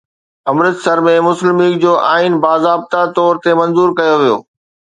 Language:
Sindhi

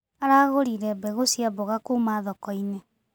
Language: Kikuyu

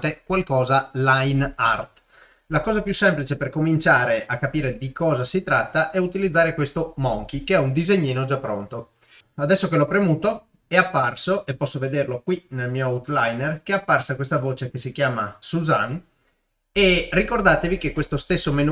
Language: Italian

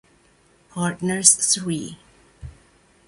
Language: Italian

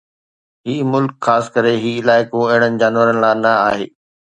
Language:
Sindhi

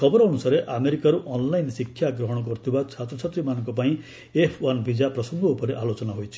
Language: Odia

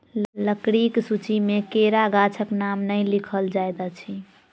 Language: Maithili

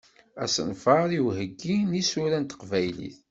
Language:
Kabyle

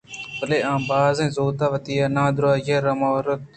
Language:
Eastern Balochi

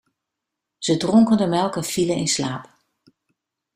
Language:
Dutch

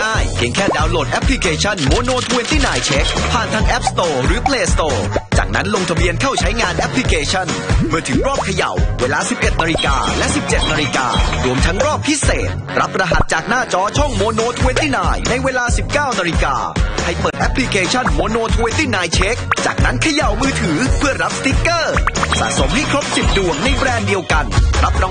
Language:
Thai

